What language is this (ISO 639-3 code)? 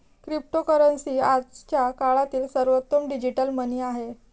mar